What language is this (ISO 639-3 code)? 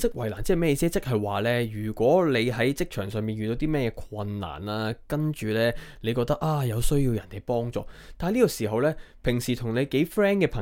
zho